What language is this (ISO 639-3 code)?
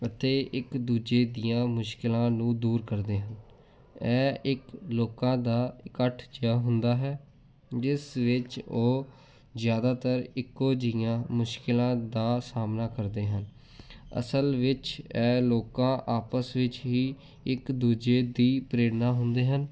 pan